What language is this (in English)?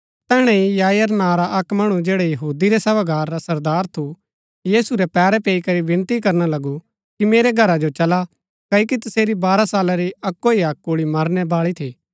Gaddi